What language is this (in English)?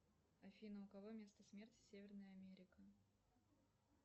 Russian